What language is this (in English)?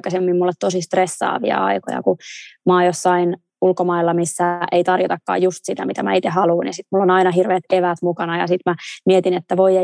Finnish